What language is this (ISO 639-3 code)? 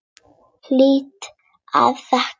isl